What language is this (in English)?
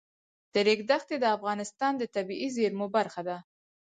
Pashto